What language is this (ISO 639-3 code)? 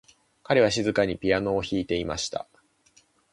jpn